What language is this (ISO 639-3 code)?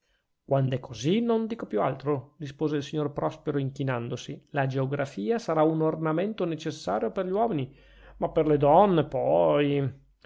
ita